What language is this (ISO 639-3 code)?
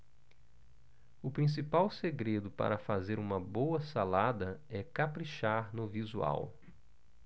por